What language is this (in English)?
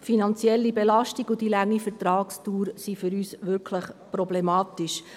Swiss German